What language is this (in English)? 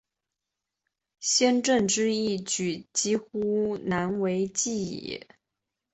Chinese